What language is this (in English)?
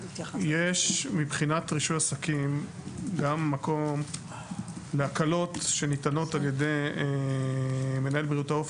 Hebrew